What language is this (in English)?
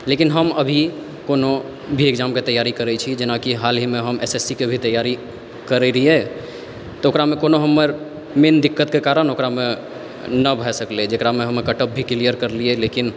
Maithili